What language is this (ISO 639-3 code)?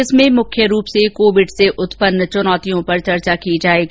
hin